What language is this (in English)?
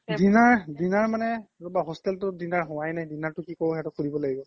Assamese